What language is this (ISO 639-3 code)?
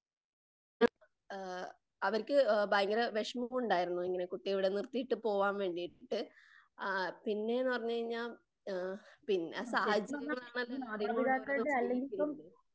mal